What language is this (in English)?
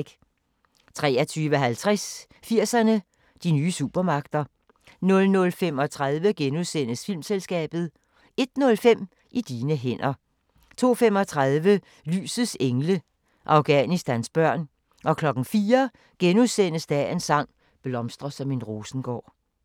Danish